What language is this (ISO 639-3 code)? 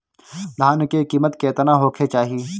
bho